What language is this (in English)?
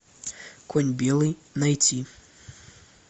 Russian